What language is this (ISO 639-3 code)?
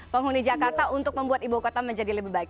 ind